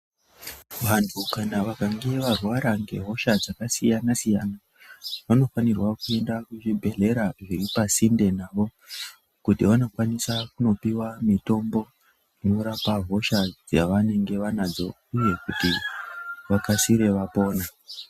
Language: Ndau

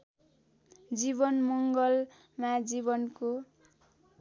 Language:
Nepali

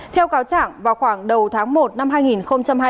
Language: Vietnamese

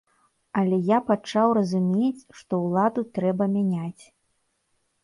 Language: Belarusian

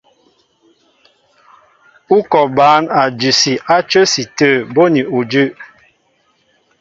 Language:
Mbo (Cameroon)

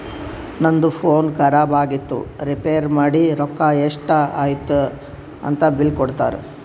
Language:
Kannada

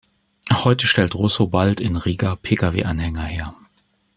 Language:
German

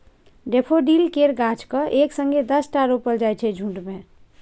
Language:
Maithili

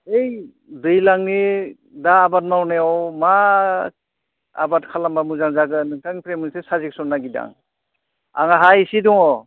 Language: Bodo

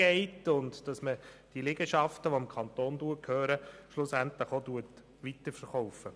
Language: Swiss German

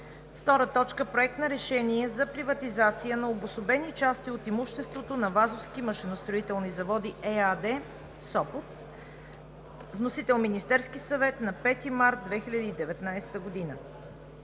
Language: Bulgarian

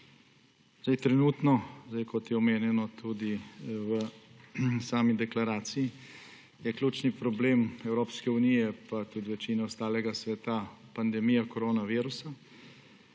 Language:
Slovenian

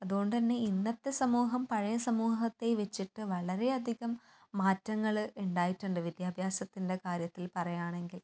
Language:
Malayalam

